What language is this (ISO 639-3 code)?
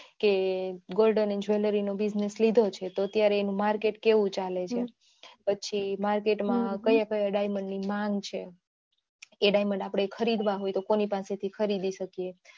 guj